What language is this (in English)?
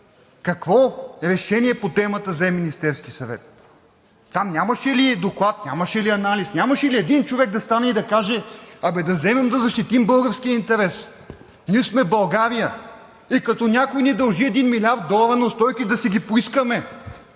Bulgarian